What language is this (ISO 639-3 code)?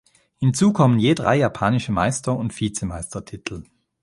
deu